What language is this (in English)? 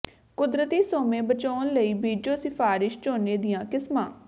Punjabi